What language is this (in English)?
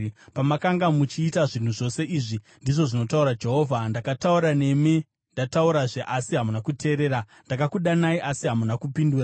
Shona